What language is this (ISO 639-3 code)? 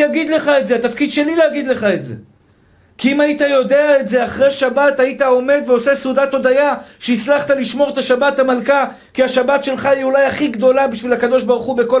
heb